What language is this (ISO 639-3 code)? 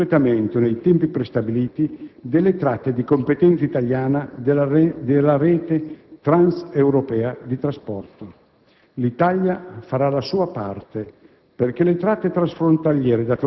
ita